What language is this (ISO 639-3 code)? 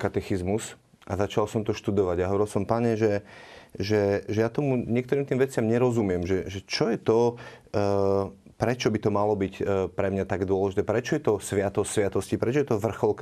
slk